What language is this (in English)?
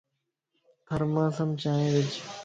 Lasi